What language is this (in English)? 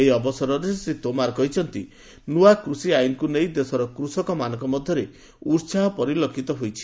Odia